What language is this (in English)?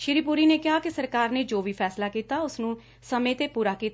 Punjabi